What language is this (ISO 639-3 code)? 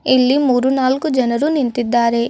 kan